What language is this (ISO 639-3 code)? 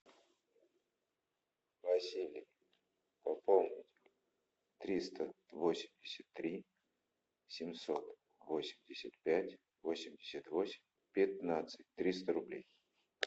rus